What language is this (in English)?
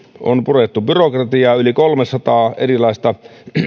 Finnish